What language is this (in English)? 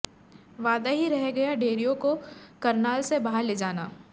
Hindi